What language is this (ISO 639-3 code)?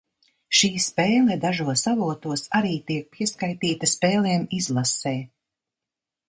lav